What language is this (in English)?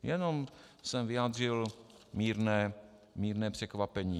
Czech